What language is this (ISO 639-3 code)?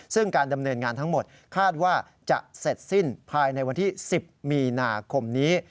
tha